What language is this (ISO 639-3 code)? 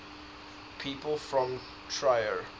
eng